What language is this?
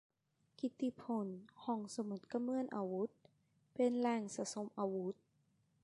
Thai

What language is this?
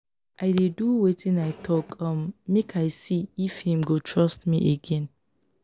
Nigerian Pidgin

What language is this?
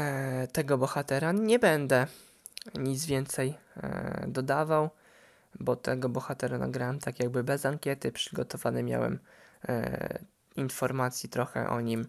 Polish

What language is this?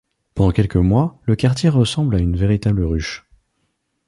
French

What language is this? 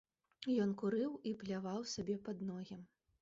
Belarusian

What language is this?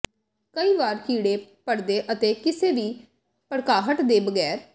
Punjabi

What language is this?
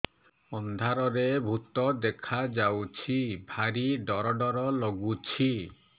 Odia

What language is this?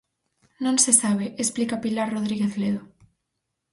Galician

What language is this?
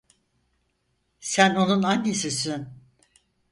Turkish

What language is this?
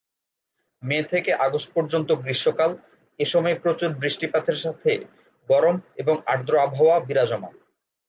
Bangla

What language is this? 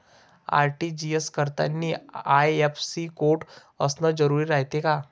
Marathi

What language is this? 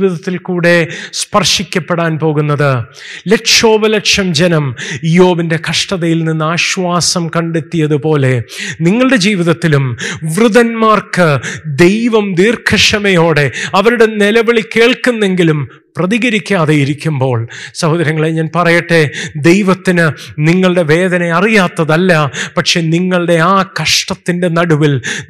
Malayalam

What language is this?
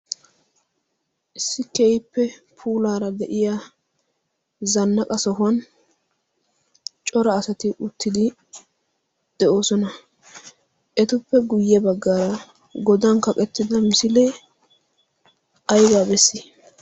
Wolaytta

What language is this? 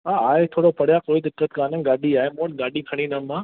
Sindhi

